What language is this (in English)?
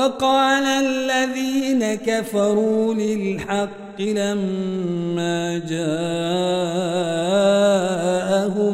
Arabic